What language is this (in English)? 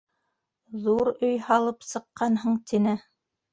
Bashkir